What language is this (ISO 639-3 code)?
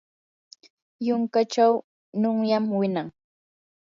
qur